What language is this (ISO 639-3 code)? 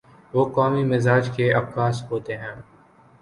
urd